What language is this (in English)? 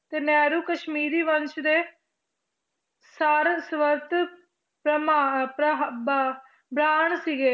Punjabi